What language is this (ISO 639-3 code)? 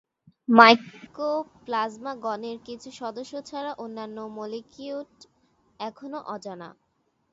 ben